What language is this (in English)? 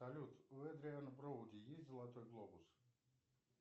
Russian